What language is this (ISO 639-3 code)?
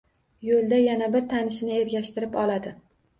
uzb